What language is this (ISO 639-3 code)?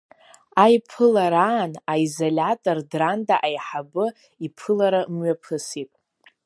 abk